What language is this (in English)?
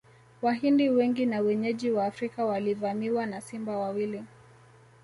Swahili